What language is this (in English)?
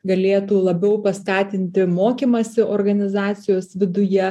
Lithuanian